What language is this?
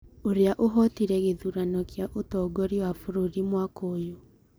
Kikuyu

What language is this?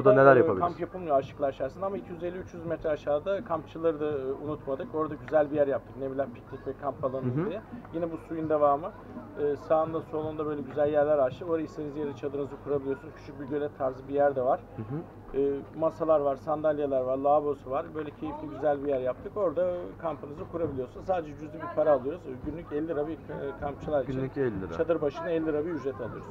Turkish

